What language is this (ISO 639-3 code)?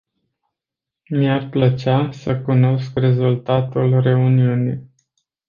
ron